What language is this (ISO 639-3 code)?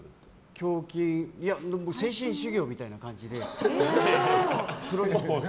jpn